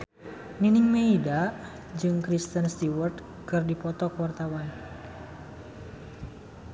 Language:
Sundanese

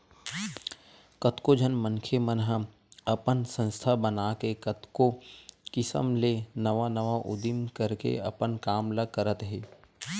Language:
Chhattisgarhi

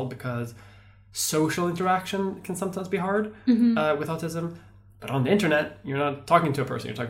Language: English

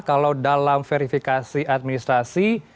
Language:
Indonesian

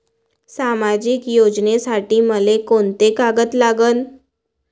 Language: Marathi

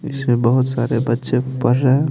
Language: Hindi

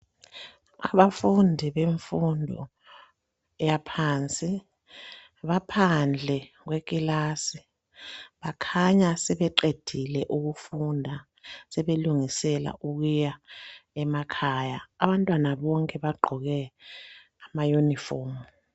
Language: North Ndebele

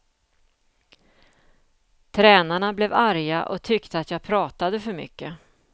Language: Swedish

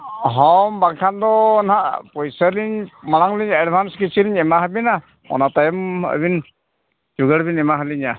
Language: Santali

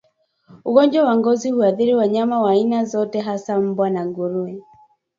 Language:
Swahili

